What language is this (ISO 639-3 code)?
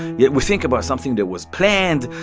eng